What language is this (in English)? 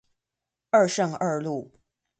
Chinese